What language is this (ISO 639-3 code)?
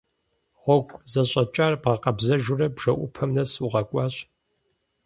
kbd